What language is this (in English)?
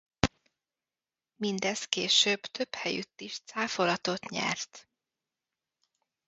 Hungarian